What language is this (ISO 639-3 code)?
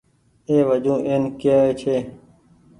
gig